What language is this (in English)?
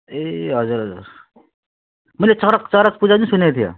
Nepali